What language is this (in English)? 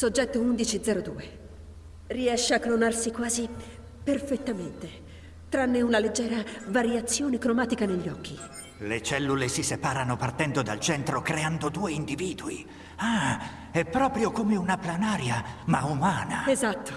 Italian